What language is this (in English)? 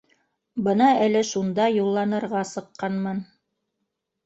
Bashkir